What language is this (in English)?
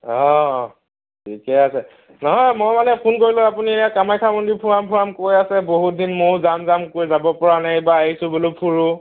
Assamese